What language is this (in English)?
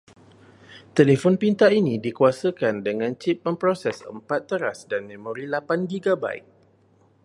Malay